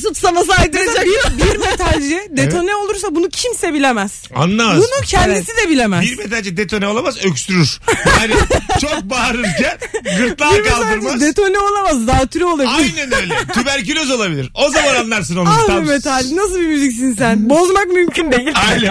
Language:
Turkish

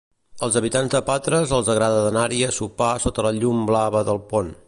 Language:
Catalan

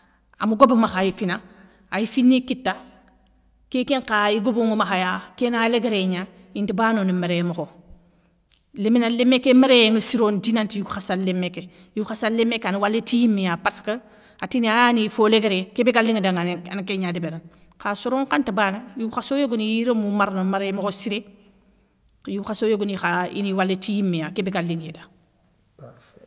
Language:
Soninke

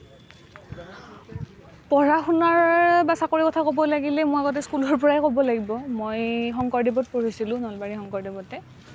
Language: Assamese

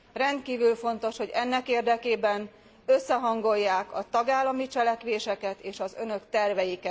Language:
Hungarian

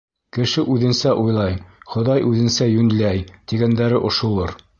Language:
Bashkir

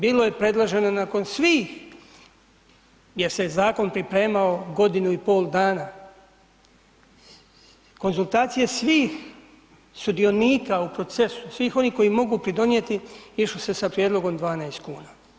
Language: Croatian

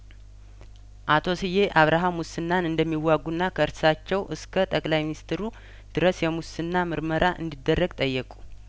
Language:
Amharic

